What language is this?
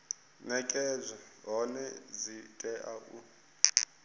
Venda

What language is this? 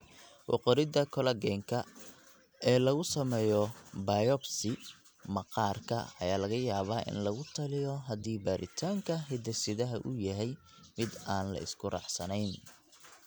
Somali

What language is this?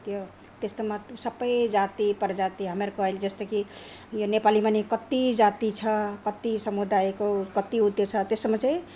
Nepali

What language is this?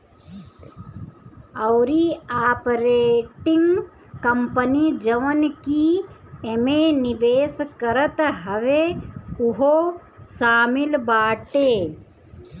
Bhojpuri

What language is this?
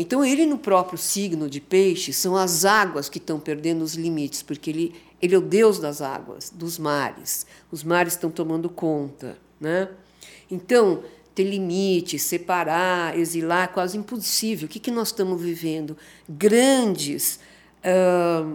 Portuguese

